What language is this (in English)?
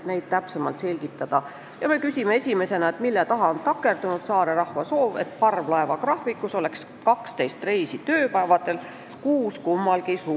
Estonian